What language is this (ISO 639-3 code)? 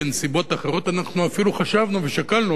heb